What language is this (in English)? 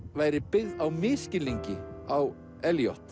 Icelandic